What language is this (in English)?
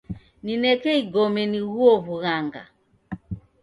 Taita